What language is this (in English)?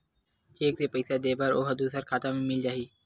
Chhattisgarhi